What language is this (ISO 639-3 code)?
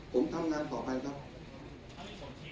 tha